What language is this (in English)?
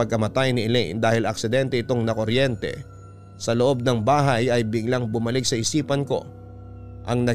Filipino